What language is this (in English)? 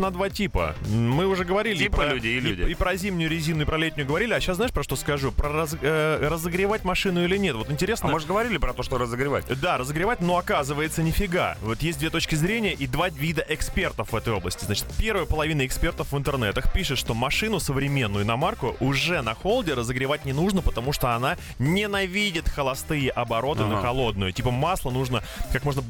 Russian